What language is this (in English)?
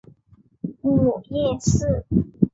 Chinese